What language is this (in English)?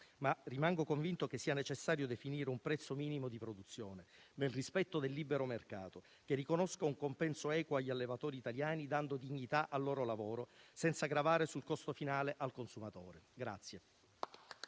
Italian